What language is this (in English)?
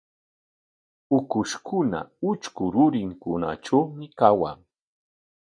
Corongo Ancash Quechua